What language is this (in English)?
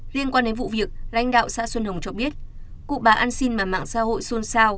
Vietnamese